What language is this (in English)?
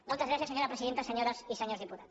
Catalan